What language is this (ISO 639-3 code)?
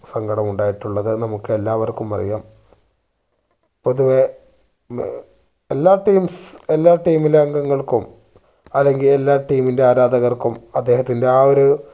mal